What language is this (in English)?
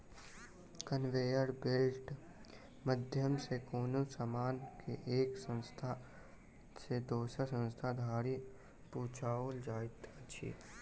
Maithili